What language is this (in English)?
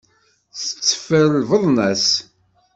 Kabyle